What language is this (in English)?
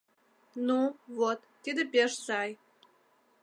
Mari